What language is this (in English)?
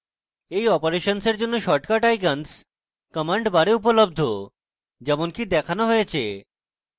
Bangla